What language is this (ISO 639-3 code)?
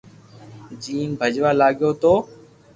lrk